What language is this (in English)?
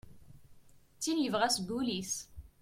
Kabyle